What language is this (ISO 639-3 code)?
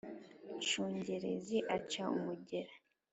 kin